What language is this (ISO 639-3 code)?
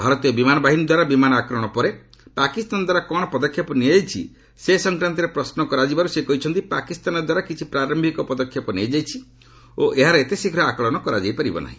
ori